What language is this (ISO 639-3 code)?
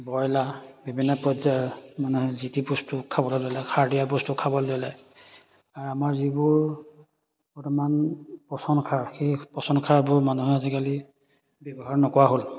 asm